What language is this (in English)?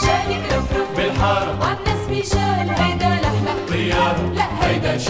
Romanian